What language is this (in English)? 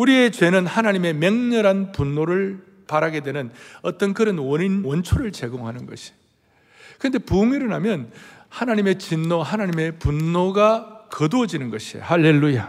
Korean